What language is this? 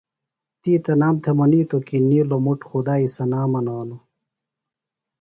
Phalura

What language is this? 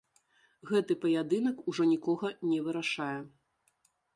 Belarusian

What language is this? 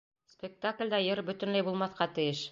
Bashkir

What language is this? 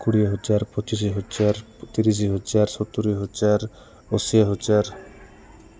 Odia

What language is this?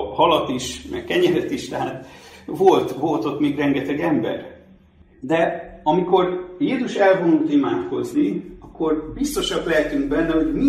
Hungarian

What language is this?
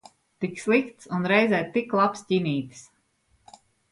Latvian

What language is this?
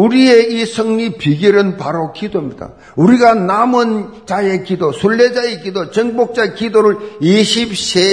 Korean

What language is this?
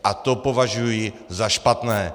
Czech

